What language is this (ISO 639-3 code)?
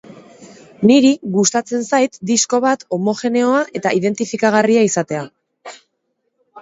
eus